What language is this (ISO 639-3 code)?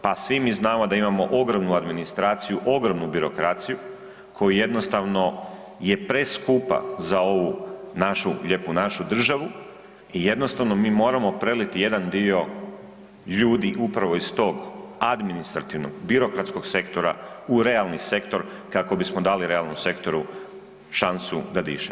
hrv